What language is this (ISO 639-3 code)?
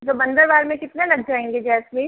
hin